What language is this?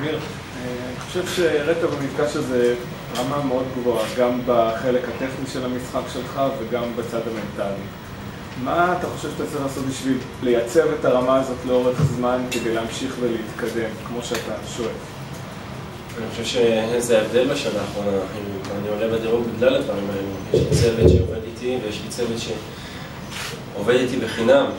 Hebrew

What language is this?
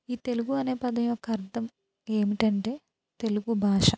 Telugu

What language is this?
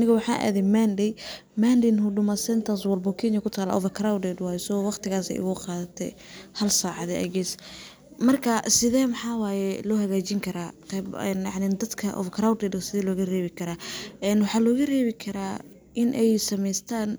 Somali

